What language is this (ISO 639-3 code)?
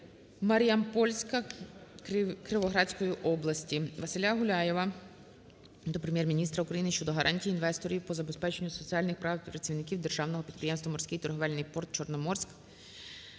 ukr